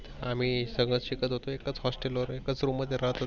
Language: Marathi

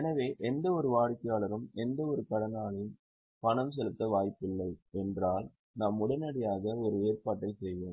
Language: Tamil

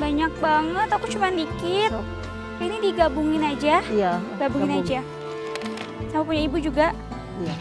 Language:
Indonesian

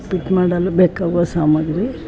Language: Kannada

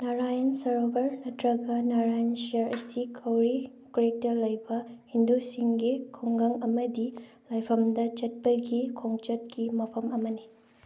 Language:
Manipuri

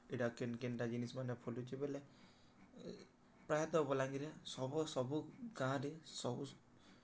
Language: Odia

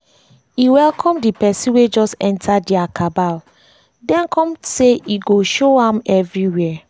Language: Nigerian Pidgin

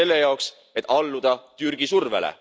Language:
Estonian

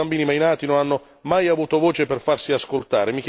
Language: Italian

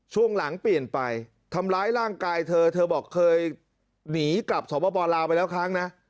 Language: Thai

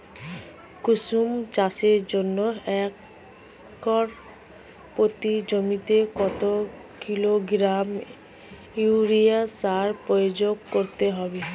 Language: Bangla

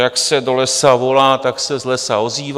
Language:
Czech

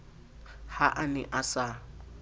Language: Southern Sotho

